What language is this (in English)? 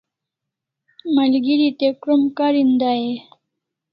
Kalasha